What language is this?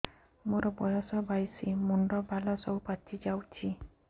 Odia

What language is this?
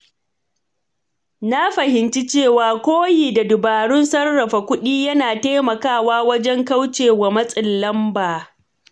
Hausa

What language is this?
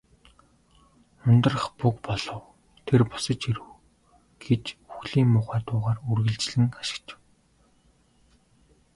Mongolian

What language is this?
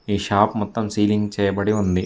Telugu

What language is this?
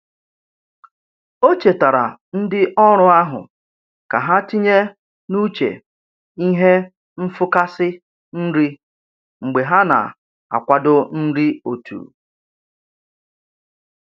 Igbo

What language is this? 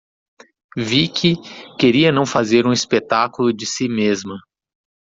Portuguese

